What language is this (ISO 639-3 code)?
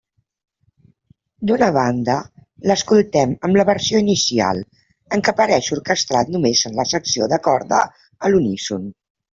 cat